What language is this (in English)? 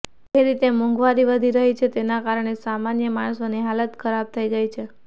Gujarati